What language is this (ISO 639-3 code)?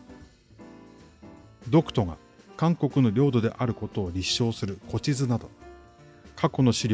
jpn